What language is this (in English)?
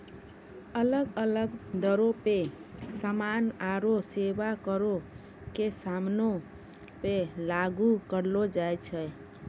Maithili